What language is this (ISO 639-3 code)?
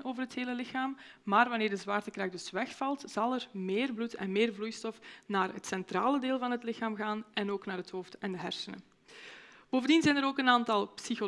nld